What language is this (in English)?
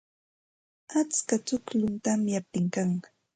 Santa Ana de Tusi Pasco Quechua